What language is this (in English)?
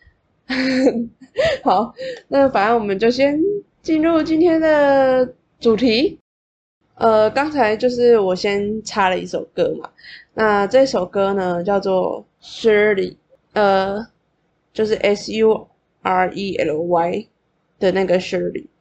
Chinese